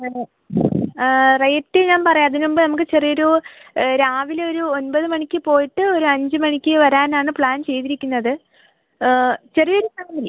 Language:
Malayalam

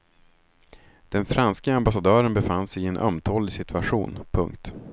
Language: Swedish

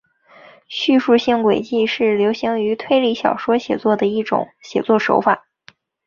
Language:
Chinese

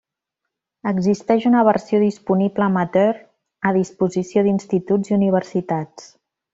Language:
Catalan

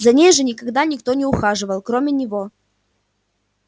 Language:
Russian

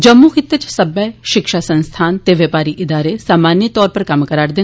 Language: Dogri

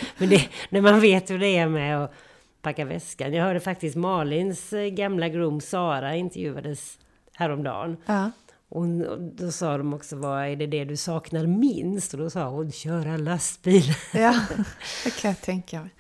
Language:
Swedish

